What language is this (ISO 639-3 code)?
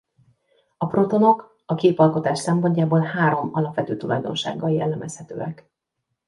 hun